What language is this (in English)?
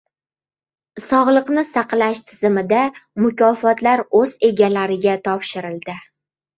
Uzbek